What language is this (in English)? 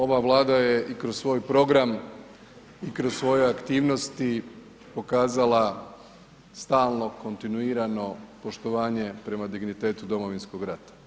Croatian